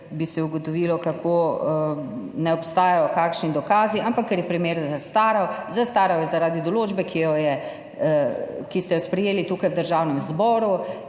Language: Slovenian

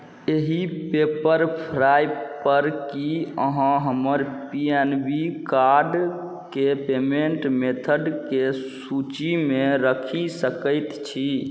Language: Maithili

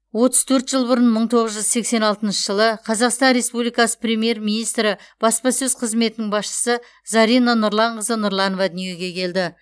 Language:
Kazakh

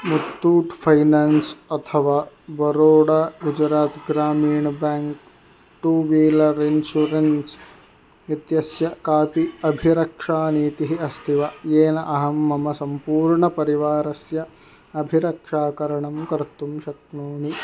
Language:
Sanskrit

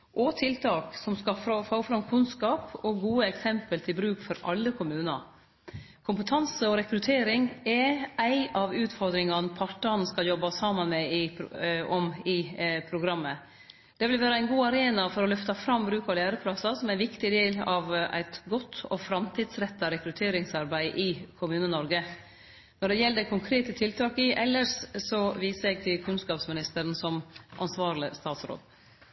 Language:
Norwegian Nynorsk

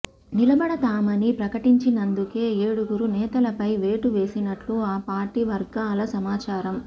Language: Telugu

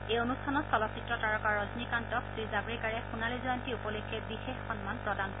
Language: Assamese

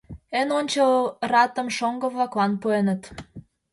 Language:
Mari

